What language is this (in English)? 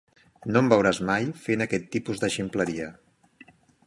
Catalan